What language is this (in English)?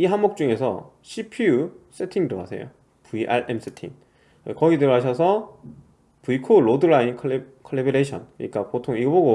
Korean